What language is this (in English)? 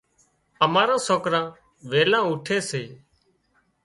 Wadiyara Koli